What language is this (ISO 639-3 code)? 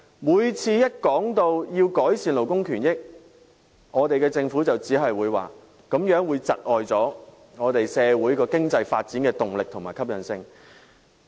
yue